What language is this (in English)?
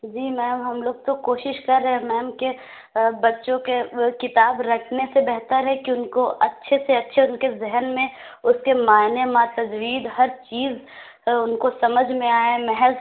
Urdu